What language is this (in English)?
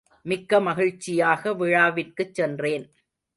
Tamil